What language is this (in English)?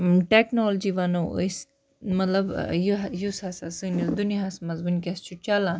Kashmiri